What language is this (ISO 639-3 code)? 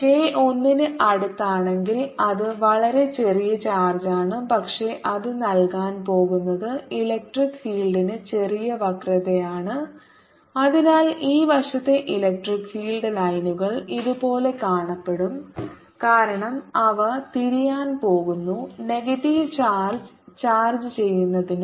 mal